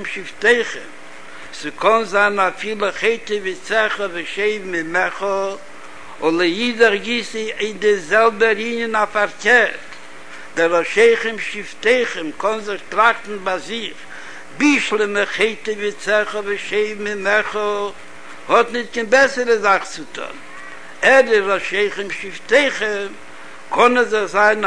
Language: Hebrew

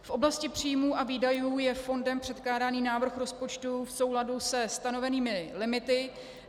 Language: Czech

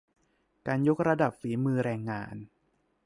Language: Thai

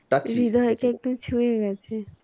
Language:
Bangla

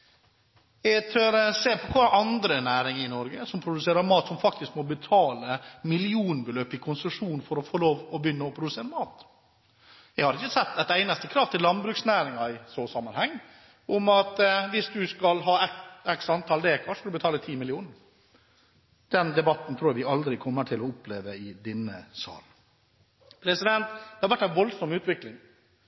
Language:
Norwegian Bokmål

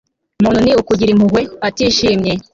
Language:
Kinyarwanda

